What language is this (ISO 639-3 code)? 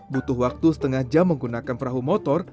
ind